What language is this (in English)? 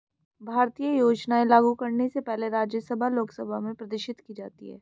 Hindi